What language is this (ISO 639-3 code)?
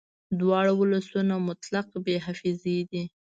pus